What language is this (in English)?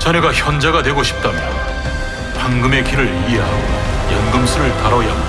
Korean